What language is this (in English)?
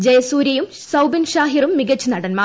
Malayalam